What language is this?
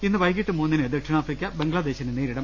Malayalam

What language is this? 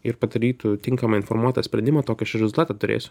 Lithuanian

